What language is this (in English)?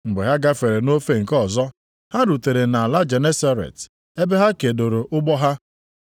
Igbo